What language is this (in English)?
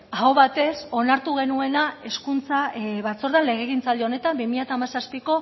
Basque